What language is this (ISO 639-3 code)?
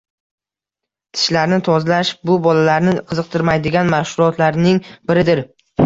uzb